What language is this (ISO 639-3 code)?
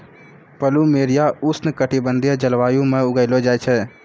mai